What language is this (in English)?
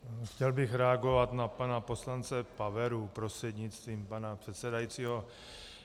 Czech